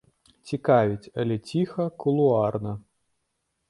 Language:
Belarusian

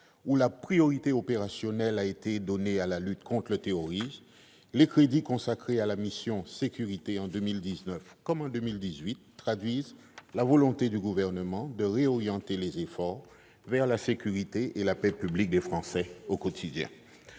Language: French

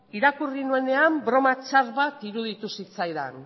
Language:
Basque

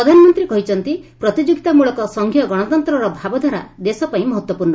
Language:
Odia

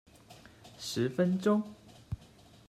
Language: Chinese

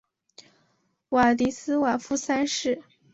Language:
Chinese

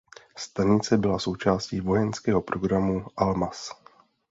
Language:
Czech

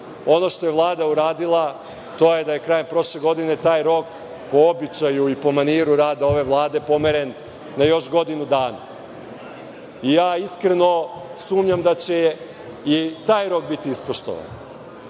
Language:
Serbian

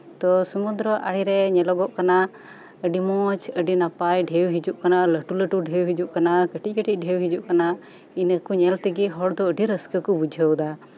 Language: Santali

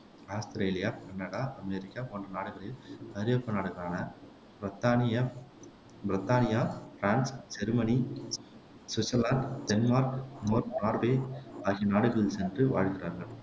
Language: Tamil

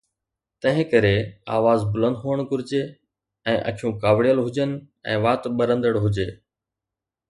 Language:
Sindhi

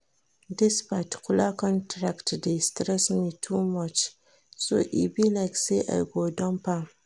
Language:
Nigerian Pidgin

